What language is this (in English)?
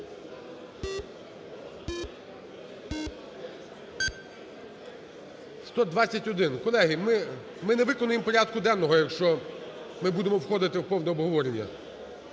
Ukrainian